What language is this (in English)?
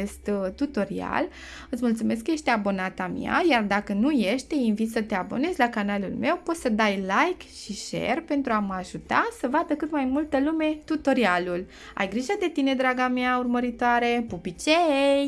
Romanian